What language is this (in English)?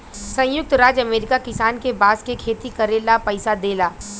Bhojpuri